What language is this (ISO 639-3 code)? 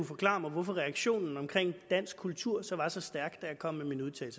dan